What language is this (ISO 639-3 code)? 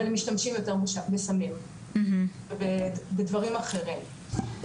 heb